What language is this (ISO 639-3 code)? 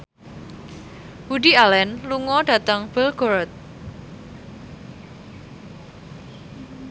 jav